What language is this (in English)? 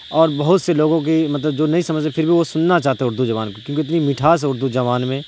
Urdu